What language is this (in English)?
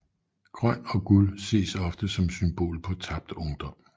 Danish